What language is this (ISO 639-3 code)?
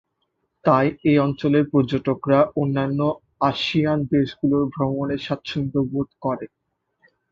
ben